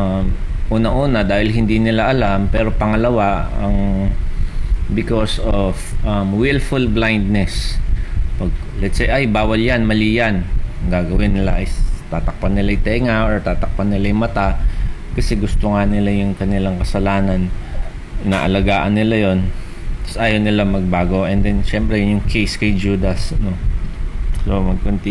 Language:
Filipino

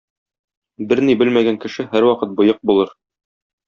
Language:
Tatar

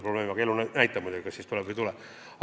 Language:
Estonian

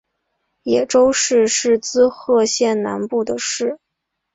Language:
Chinese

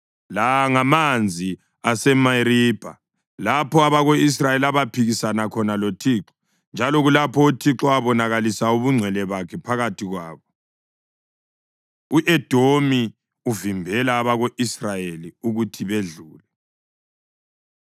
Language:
North Ndebele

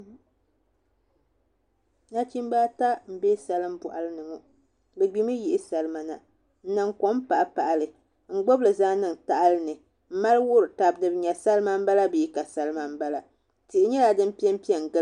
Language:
Dagbani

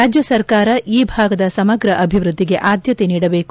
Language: Kannada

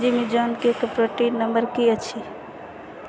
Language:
Maithili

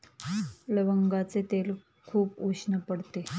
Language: Marathi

